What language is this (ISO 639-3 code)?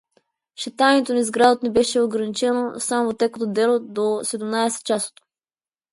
mkd